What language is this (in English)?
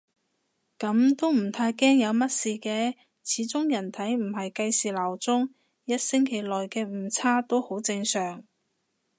Cantonese